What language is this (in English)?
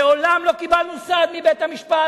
Hebrew